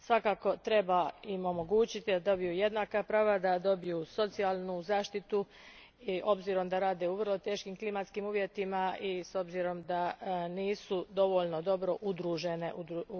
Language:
Croatian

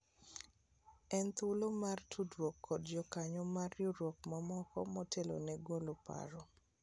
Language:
Luo (Kenya and Tanzania)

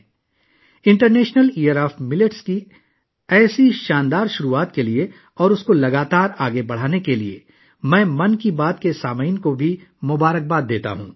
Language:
Urdu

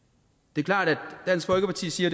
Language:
Danish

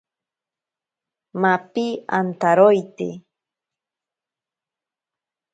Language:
Ashéninka Perené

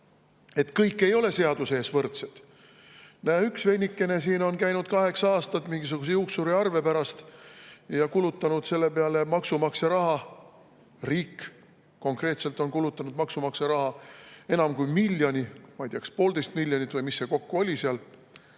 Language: Estonian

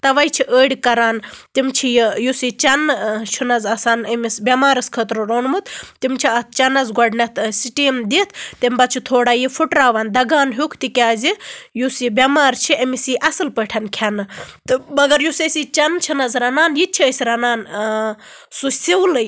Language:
Kashmiri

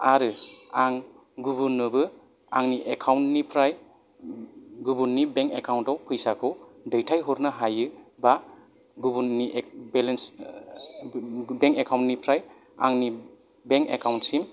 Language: Bodo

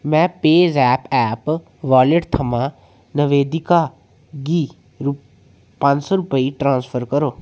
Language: Dogri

